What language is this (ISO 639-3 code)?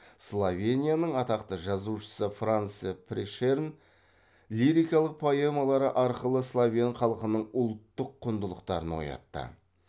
kaz